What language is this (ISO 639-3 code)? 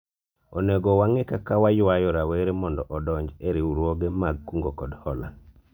luo